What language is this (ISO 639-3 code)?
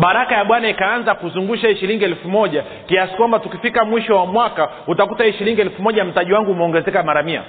swa